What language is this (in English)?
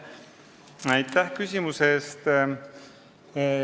Estonian